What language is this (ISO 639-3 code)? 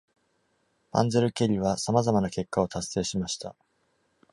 jpn